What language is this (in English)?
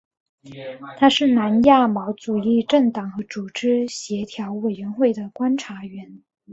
Chinese